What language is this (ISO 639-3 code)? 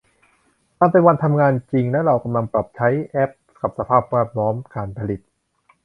tha